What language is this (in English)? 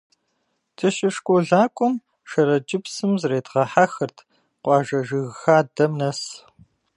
Kabardian